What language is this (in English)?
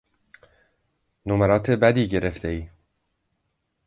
Persian